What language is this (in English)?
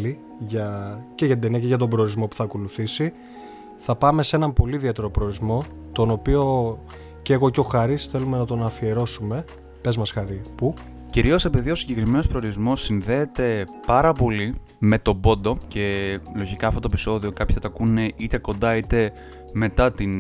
Greek